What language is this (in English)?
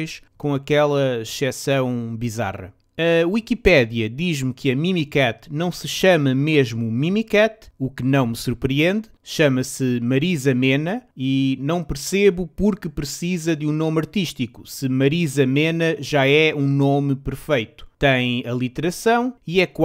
Portuguese